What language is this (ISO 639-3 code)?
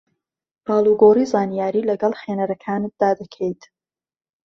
ckb